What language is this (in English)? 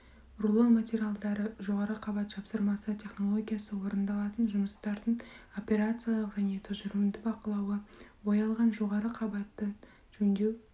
Kazakh